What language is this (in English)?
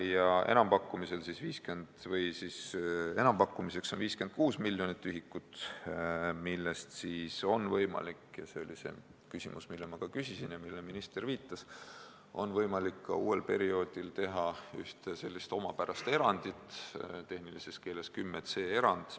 Estonian